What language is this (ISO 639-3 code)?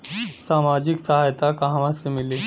bho